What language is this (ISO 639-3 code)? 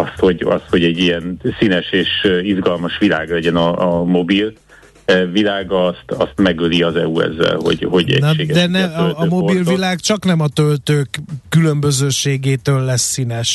hun